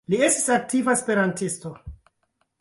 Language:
Esperanto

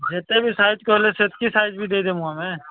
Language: Odia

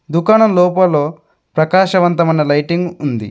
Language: Telugu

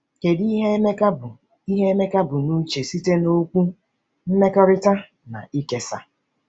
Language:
Igbo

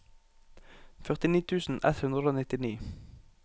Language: Norwegian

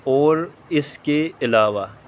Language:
Urdu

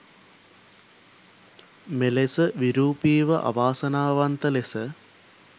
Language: Sinhala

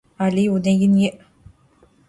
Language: Adyghe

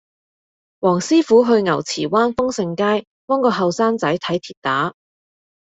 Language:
Cantonese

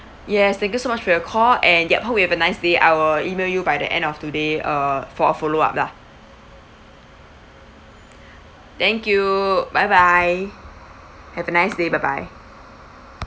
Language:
English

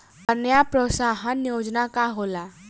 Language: Bhojpuri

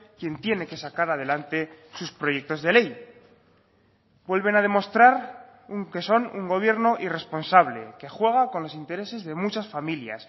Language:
Spanish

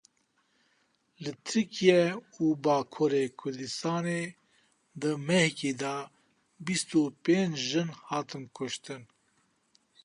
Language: Kurdish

